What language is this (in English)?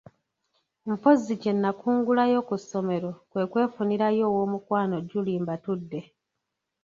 Ganda